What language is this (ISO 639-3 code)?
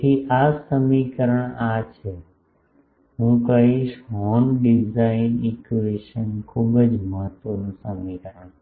guj